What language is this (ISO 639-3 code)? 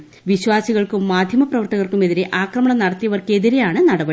mal